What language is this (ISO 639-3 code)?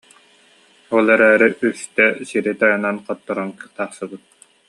sah